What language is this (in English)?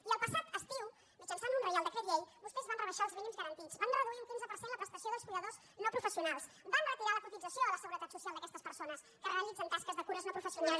Catalan